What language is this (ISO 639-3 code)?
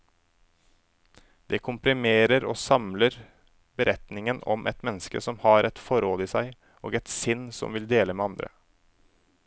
nor